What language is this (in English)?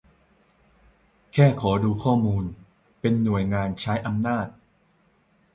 Thai